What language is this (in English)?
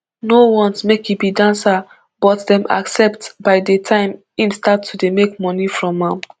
Nigerian Pidgin